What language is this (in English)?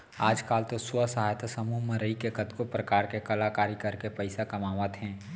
Chhattisgarhi